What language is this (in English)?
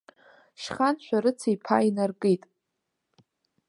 Abkhazian